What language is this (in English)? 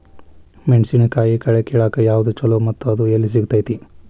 Kannada